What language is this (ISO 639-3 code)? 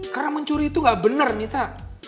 ind